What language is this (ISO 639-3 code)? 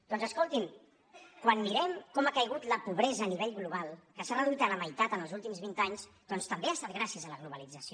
cat